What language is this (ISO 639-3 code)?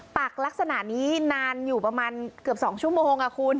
tha